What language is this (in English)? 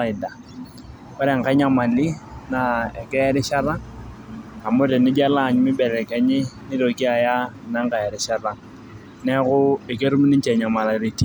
Masai